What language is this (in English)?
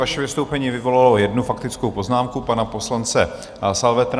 Czech